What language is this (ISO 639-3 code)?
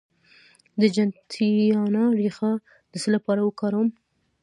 pus